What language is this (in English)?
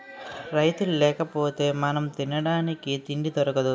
Telugu